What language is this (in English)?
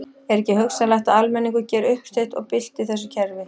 Icelandic